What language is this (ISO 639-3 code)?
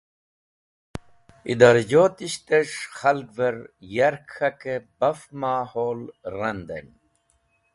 wbl